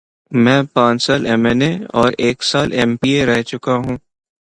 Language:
Urdu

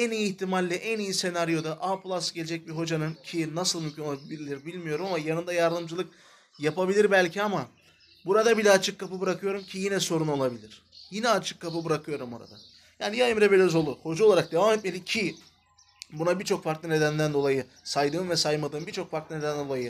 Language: Turkish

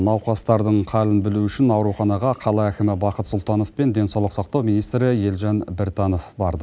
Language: Kazakh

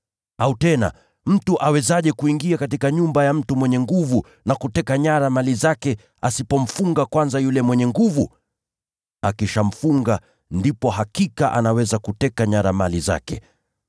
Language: Swahili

